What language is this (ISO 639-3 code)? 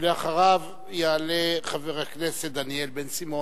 heb